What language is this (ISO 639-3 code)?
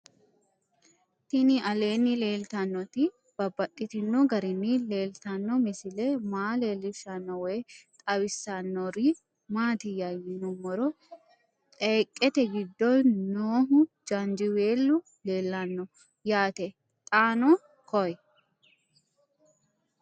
sid